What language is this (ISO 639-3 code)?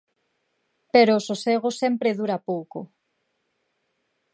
glg